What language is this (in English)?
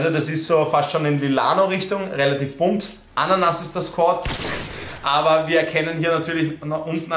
German